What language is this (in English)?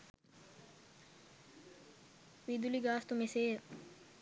Sinhala